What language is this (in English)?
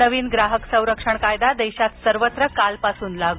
Marathi